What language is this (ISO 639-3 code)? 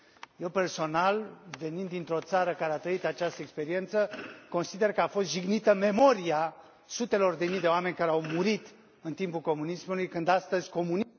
ron